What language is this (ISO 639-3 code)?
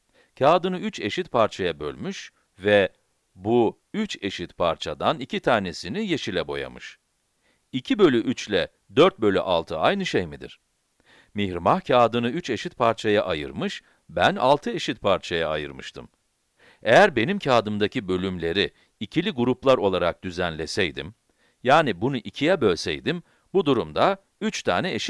tur